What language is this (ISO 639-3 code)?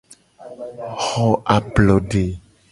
gej